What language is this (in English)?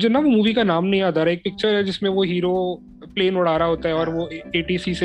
Hindi